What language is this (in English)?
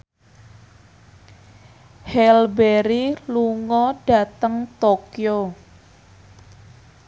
Javanese